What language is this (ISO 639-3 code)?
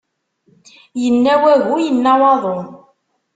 kab